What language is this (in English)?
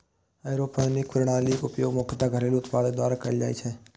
Maithili